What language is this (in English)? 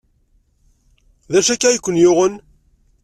Kabyle